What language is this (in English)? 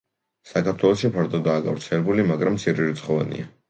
Georgian